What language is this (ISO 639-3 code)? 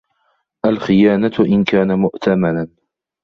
ara